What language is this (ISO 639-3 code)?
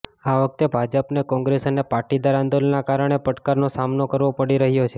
guj